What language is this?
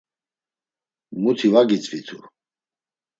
Laz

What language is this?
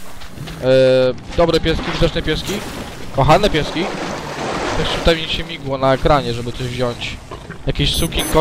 Polish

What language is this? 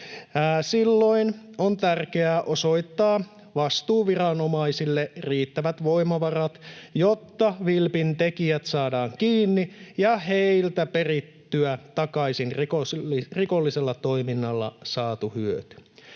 Finnish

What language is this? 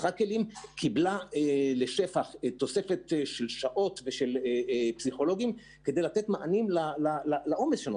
Hebrew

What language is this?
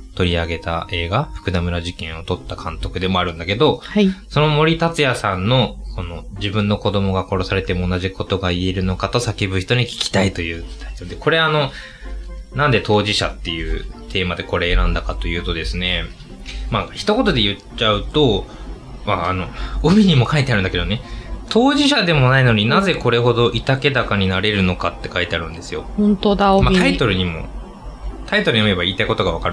Japanese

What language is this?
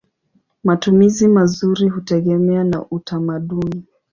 Swahili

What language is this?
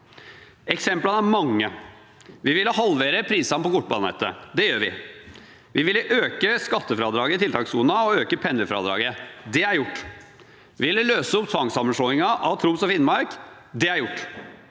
Norwegian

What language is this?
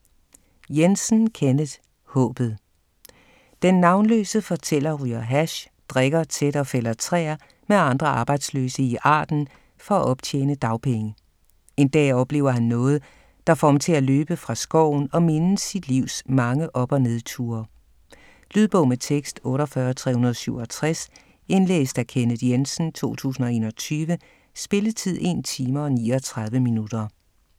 Danish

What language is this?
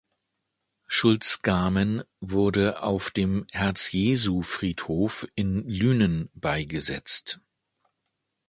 German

